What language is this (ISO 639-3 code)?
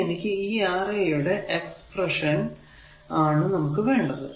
mal